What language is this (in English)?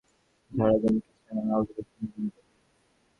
Bangla